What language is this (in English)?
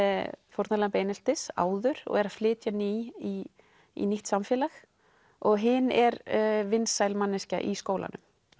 Icelandic